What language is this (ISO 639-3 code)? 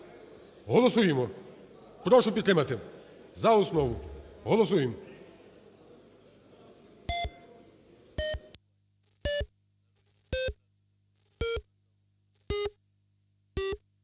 ukr